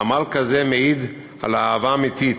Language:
Hebrew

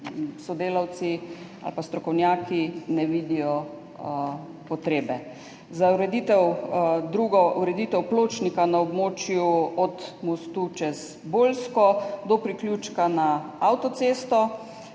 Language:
Slovenian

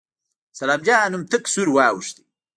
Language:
Pashto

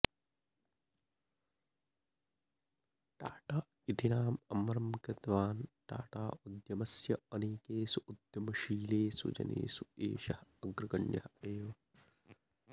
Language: Sanskrit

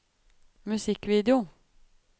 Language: Norwegian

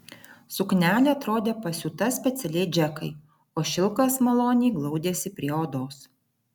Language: Lithuanian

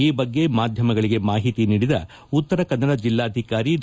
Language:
Kannada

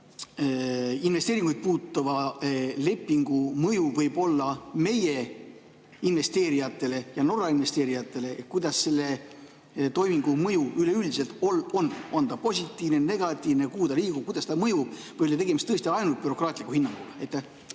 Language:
Estonian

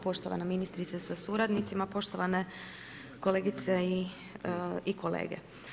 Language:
Croatian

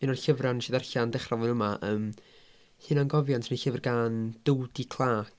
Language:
Welsh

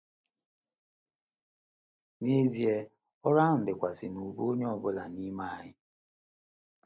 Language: Igbo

